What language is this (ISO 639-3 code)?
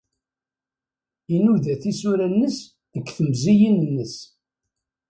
kab